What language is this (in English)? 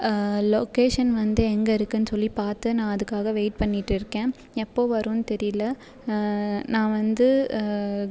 Tamil